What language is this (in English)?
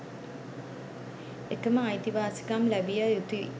Sinhala